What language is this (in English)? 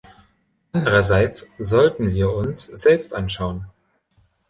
German